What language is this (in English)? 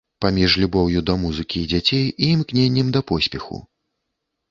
Belarusian